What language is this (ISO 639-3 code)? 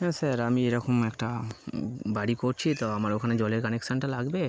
ben